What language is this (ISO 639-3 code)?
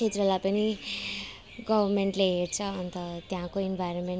nep